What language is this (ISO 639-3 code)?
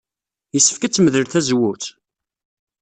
kab